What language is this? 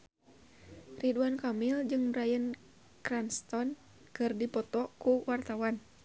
Sundanese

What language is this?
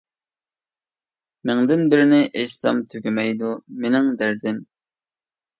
Uyghur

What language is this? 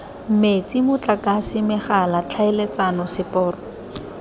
Tswana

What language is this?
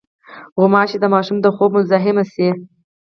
Pashto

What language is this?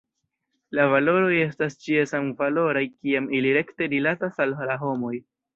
Esperanto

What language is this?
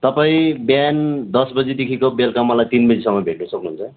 Nepali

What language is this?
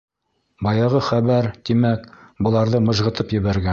Bashkir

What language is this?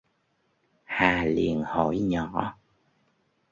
Vietnamese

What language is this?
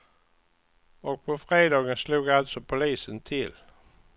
Swedish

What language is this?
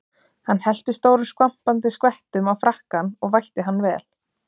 Icelandic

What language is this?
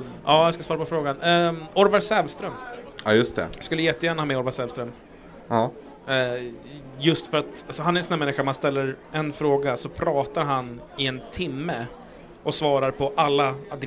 Swedish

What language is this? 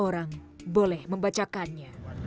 Indonesian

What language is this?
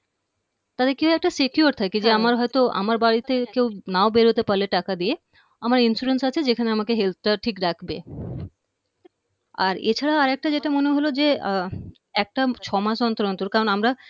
Bangla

